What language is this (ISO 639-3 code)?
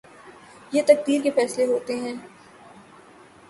urd